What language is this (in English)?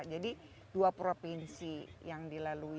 Indonesian